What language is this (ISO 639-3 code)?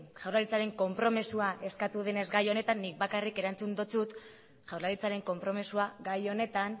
eus